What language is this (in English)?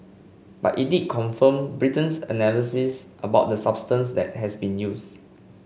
English